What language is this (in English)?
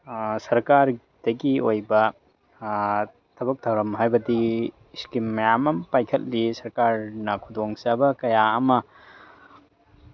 Manipuri